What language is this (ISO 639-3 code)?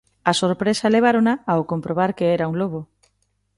glg